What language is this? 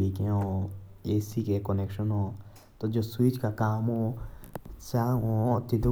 Jaunsari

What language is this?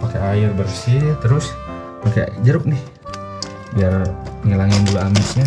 Indonesian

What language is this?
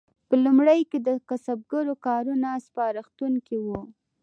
Pashto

